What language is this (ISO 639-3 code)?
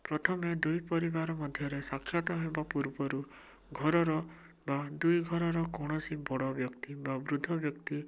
ori